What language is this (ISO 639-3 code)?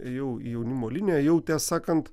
lit